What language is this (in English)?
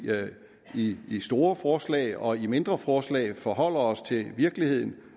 Danish